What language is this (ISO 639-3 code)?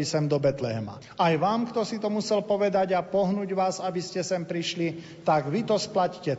slk